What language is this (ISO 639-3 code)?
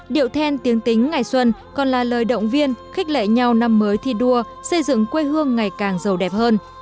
vie